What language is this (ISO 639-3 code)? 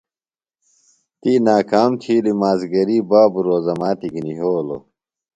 phl